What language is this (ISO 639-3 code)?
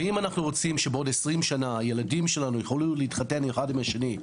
heb